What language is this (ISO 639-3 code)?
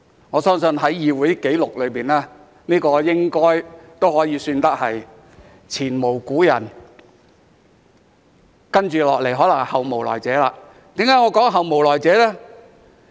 yue